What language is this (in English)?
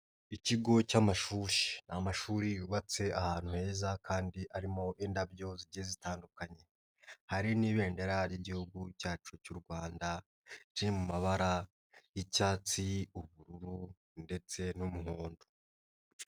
Kinyarwanda